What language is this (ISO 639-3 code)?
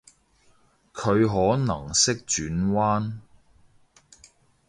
yue